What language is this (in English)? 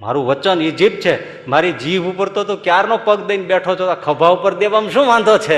Gujarati